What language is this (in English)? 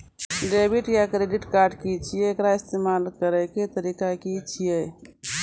Maithili